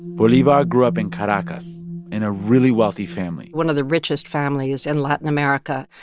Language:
English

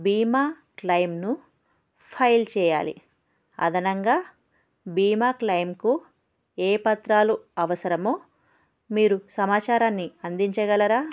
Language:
Telugu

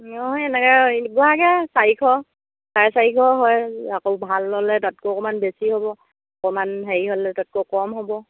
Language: Assamese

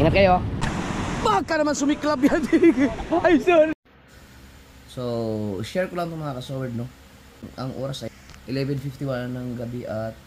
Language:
Filipino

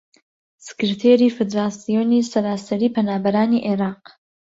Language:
Central Kurdish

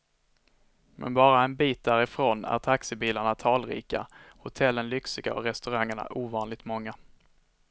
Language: Swedish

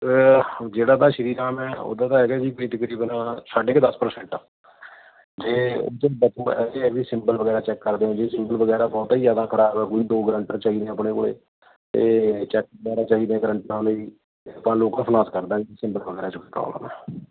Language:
Punjabi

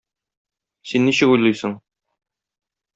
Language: Tatar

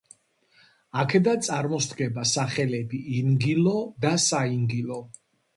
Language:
Georgian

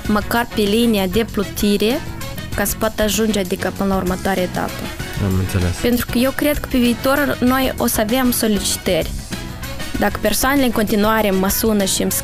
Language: Romanian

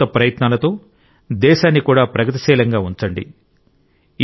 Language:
Telugu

